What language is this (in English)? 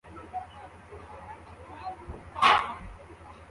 Kinyarwanda